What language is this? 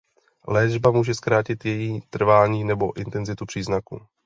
Czech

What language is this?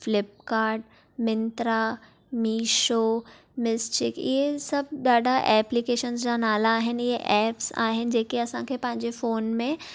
Sindhi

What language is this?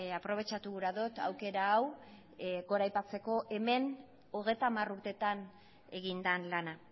Basque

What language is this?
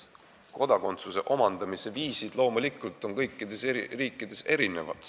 Estonian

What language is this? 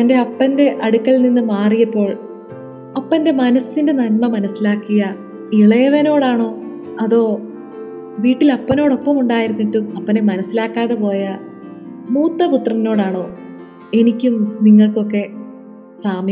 Malayalam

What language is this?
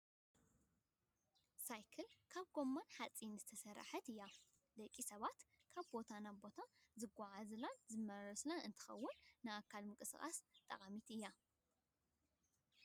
Tigrinya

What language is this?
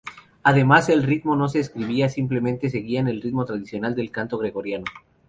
Spanish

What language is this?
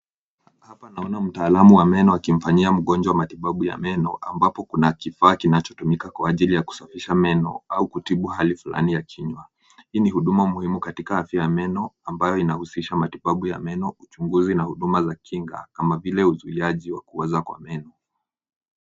Swahili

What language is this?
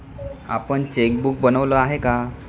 Marathi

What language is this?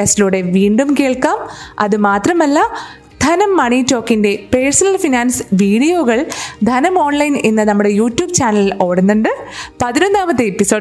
Malayalam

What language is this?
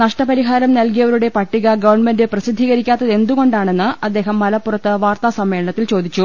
Malayalam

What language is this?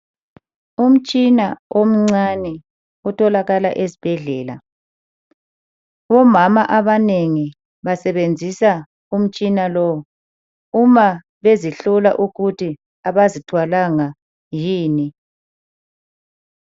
North Ndebele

